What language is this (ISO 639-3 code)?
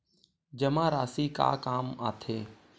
hne